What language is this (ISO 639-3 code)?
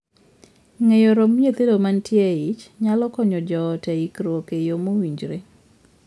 luo